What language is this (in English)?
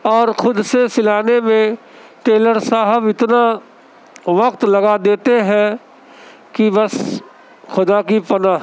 Urdu